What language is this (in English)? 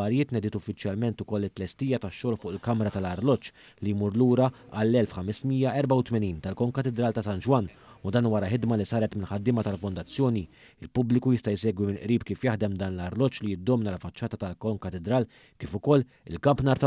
Arabic